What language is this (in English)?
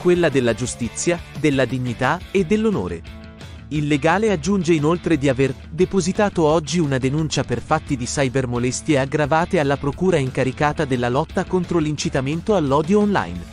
Italian